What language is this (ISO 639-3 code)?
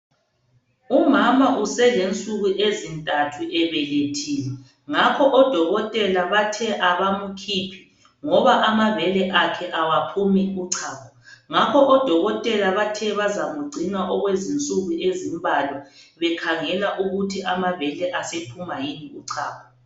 nde